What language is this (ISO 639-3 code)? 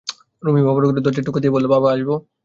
ben